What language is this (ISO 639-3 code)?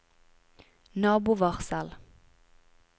nor